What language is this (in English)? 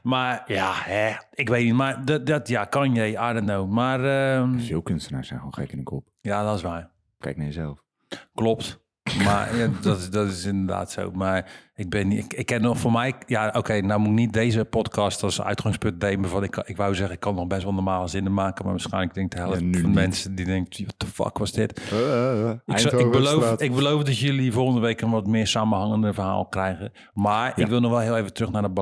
Dutch